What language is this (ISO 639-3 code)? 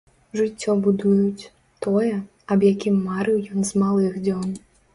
bel